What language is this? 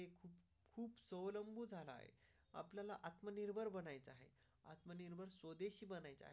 Marathi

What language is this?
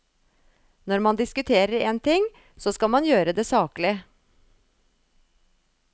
Norwegian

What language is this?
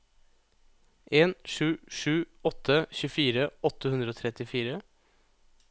Norwegian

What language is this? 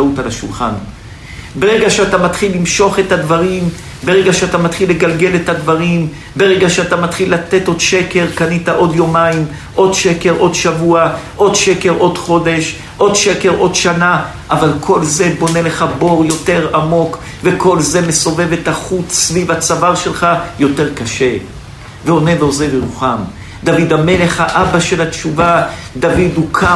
Hebrew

